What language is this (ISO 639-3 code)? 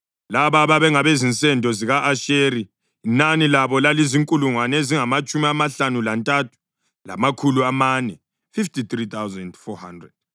nde